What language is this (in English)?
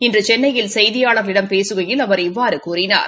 Tamil